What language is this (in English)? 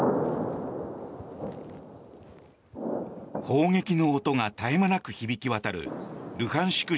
Japanese